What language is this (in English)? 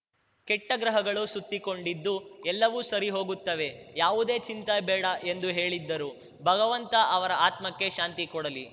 Kannada